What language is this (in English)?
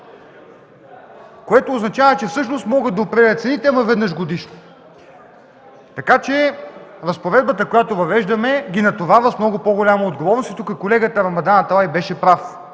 Bulgarian